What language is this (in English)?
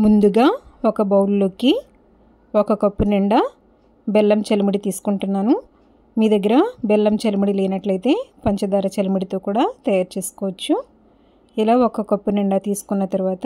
Telugu